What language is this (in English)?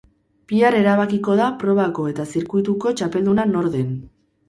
Basque